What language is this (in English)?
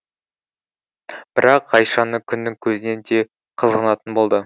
Kazakh